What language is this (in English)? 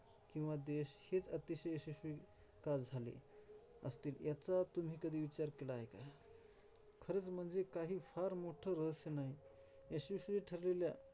Marathi